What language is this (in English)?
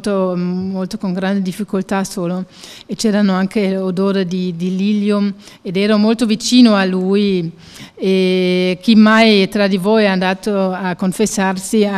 Italian